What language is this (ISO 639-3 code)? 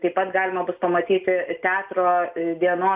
lit